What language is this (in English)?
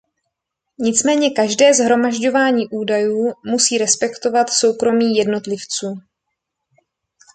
Czech